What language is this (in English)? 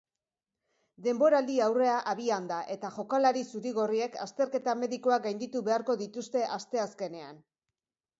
Basque